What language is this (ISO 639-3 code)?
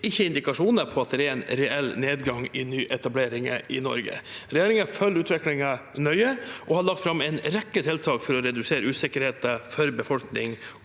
nor